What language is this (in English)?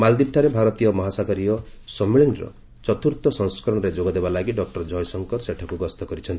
Odia